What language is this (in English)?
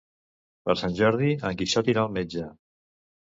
Catalan